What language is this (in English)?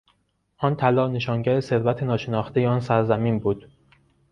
Persian